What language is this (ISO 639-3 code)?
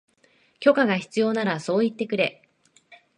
jpn